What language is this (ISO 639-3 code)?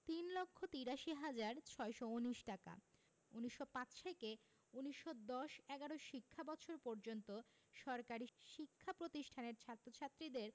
ben